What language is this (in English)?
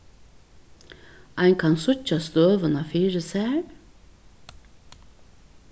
Faroese